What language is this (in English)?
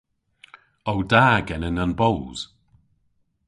Cornish